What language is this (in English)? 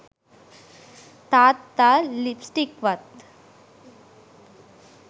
Sinhala